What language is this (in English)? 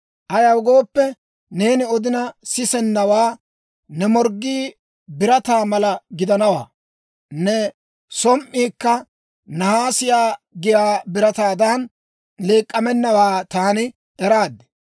Dawro